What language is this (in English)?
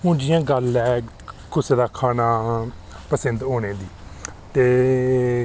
Dogri